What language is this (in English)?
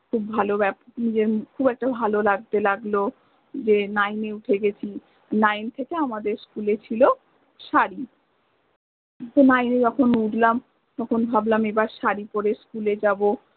Bangla